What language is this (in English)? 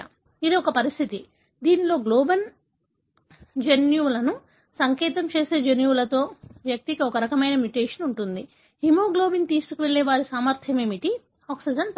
Telugu